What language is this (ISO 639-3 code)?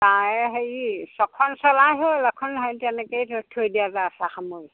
asm